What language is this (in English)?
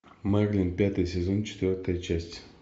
Russian